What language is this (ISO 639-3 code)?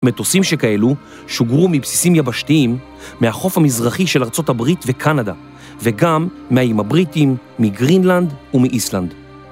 heb